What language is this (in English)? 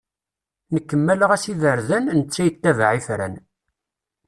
Kabyle